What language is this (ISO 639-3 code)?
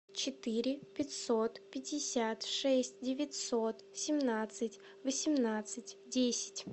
rus